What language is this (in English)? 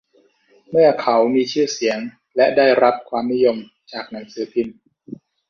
Thai